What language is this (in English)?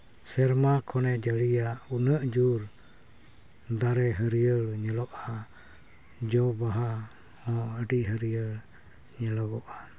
Santali